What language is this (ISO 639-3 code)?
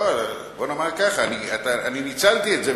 heb